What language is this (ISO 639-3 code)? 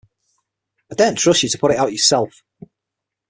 eng